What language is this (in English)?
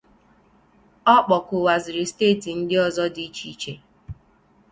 Igbo